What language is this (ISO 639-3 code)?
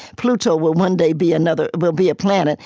eng